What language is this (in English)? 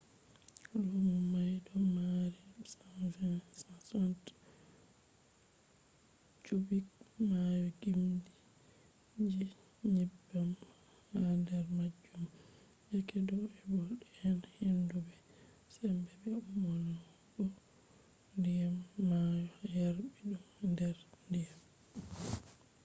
Fula